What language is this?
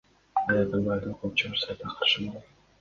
Kyrgyz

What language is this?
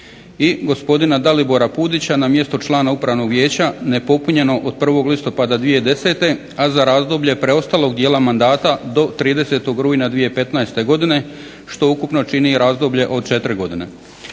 Croatian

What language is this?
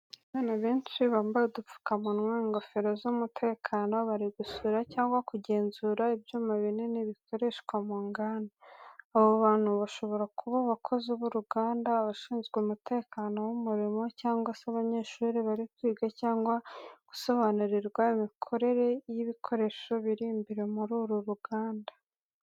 Kinyarwanda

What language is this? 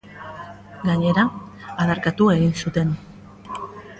Basque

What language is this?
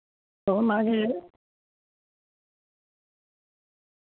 Santali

